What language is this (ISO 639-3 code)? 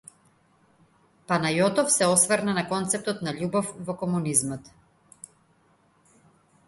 mkd